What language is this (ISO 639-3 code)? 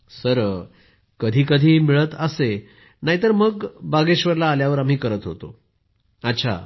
mar